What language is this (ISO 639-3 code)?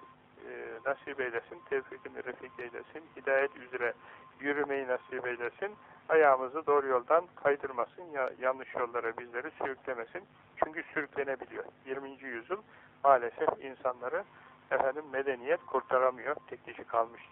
tur